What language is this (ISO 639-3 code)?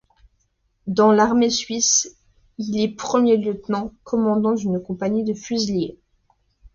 fra